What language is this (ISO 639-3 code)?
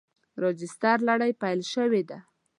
pus